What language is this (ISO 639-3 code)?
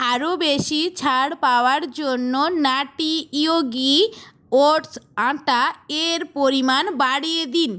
ben